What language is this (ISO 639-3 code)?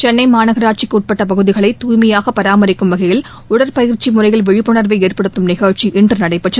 tam